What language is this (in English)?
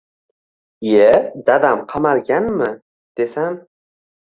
Uzbek